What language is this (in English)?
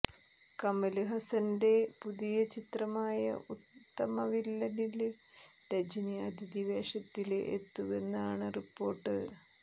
Malayalam